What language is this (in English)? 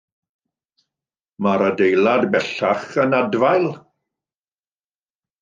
Welsh